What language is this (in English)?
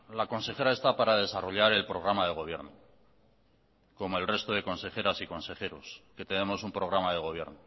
Spanish